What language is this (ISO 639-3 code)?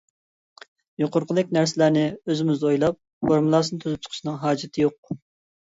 uig